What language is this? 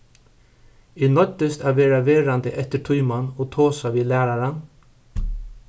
Faroese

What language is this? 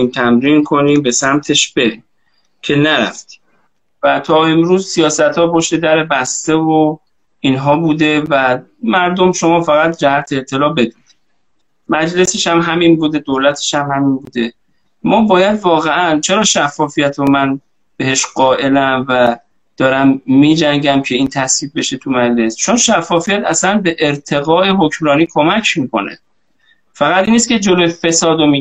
Persian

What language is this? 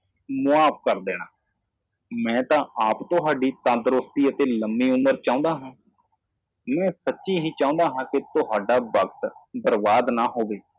Punjabi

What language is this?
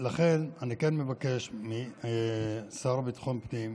Hebrew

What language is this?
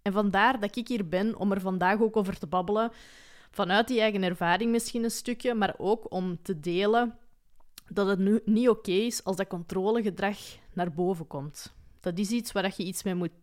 Dutch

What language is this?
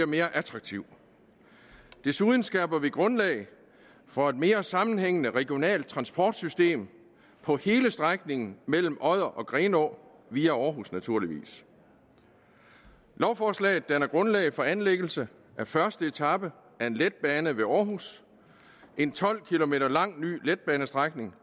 Danish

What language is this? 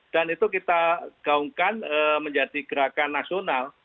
Indonesian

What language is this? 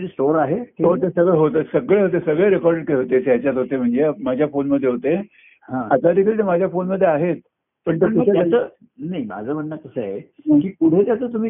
Marathi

